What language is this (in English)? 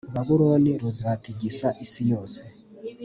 Kinyarwanda